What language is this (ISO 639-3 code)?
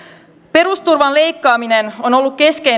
fin